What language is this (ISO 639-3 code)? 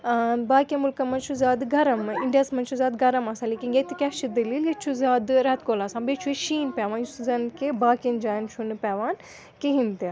kas